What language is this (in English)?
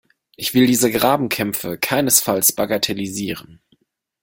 German